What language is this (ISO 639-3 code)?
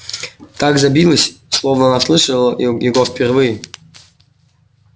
rus